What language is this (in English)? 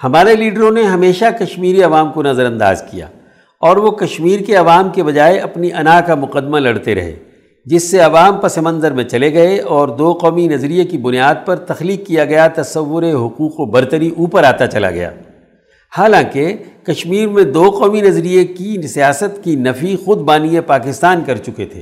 Urdu